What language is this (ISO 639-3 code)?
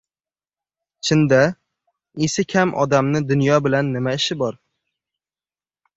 uzb